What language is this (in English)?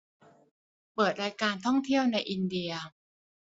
Thai